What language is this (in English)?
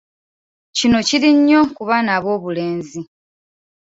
Ganda